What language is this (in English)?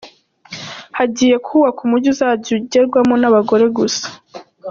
Kinyarwanda